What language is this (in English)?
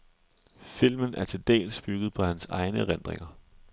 Danish